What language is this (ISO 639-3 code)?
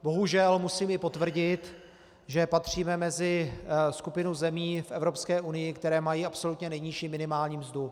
ces